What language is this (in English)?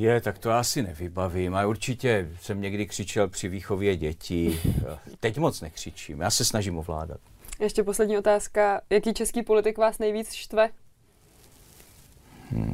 Czech